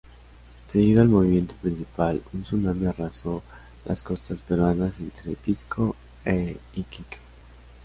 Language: Spanish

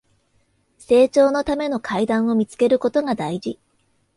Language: Japanese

